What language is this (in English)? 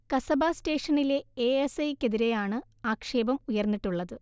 Malayalam